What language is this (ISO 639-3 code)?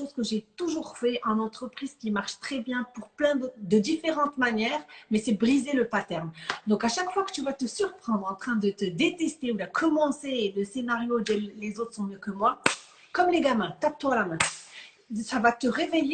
fra